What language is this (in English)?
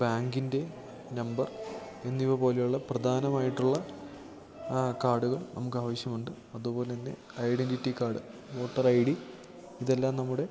Malayalam